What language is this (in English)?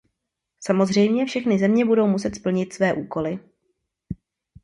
Czech